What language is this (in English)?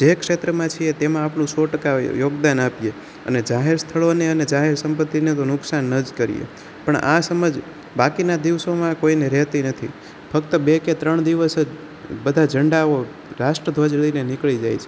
Gujarati